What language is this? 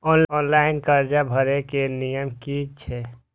Maithili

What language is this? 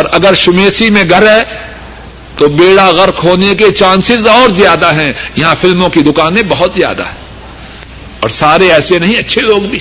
Urdu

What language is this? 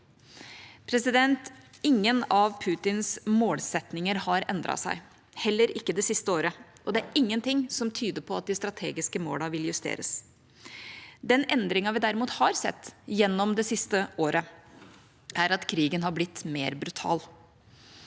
Norwegian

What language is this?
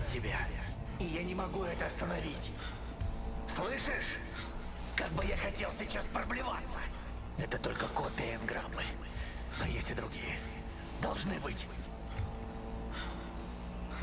Russian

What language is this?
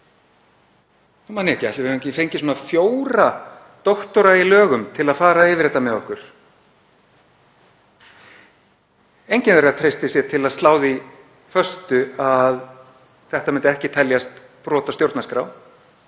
Icelandic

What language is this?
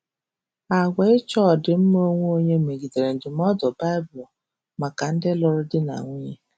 Igbo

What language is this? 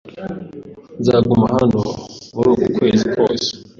Kinyarwanda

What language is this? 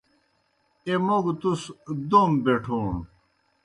Kohistani Shina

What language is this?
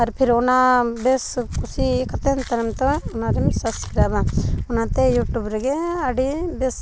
Santali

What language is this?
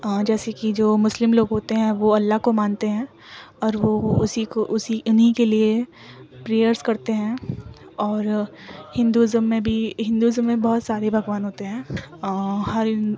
Urdu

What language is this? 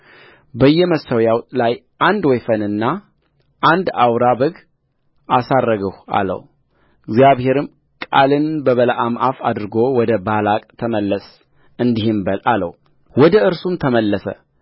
Amharic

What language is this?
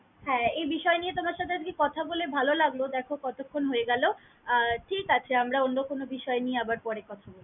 Bangla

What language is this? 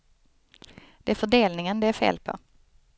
Swedish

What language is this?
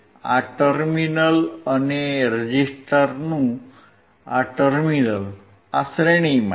Gujarati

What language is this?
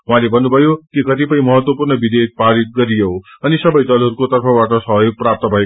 Nepali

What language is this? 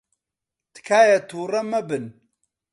Central Kurdish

